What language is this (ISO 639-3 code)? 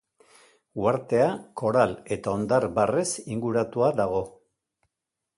eus